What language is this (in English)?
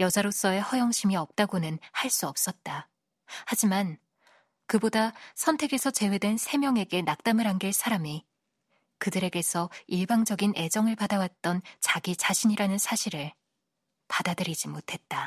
Korean